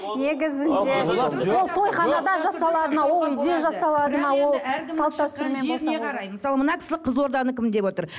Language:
Kazakh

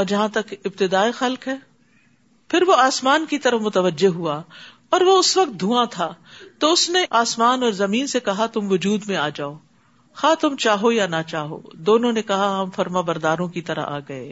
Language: Urdu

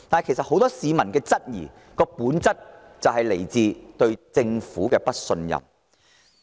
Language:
Cantonese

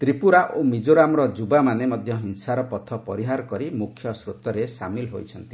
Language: Odia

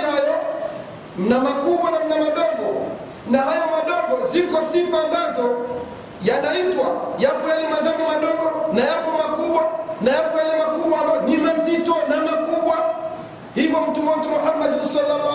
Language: Swahili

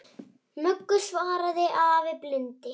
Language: Icelandic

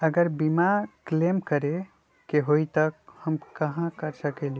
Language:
Magahi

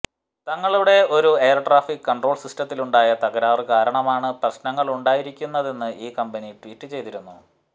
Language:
Malayalam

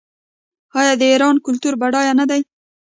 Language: Pashto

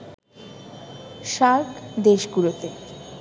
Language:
Bangla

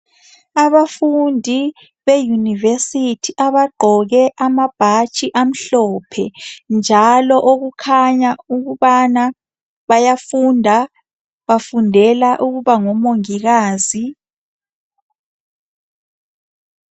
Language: North Ndebele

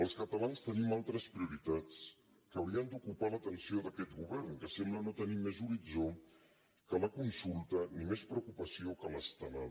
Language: Catalan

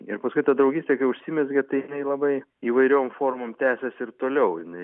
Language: Lithuanian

